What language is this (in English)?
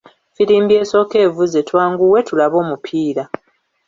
Ganda